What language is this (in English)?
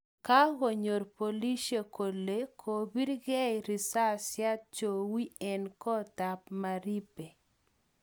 Kalenjin